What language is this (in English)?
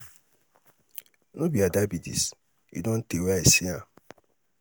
Nigerian Pidgin